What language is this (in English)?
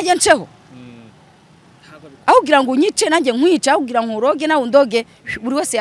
Romanian